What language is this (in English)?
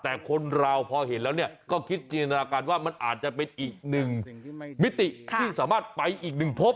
Thai